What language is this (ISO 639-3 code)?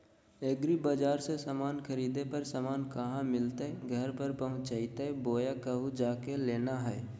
mag